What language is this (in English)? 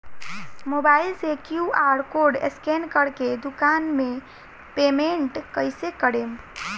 Bhojpuri